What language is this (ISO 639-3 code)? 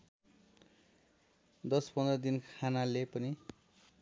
nep